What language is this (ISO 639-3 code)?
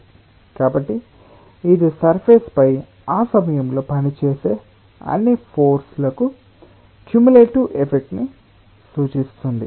tel